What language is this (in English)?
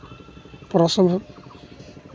Santali